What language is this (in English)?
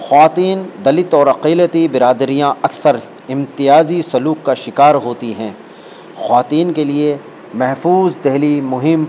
Urdu